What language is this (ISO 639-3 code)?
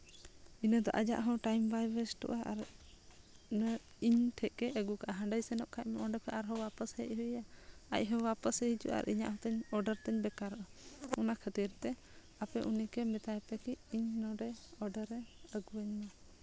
sat